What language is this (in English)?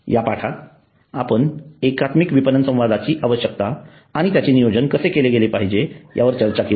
Marathi